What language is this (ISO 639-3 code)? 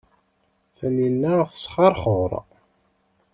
kab